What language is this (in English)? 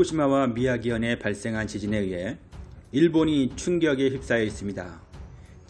Korean